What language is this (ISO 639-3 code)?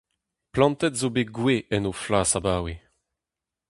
bre